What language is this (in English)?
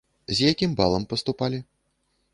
Belarusian